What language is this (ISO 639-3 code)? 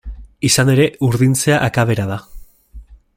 eus